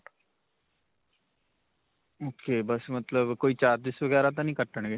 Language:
Punjabi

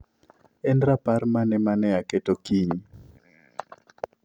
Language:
Luo (Kenya and Tanzania)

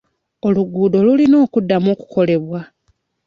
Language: Ganda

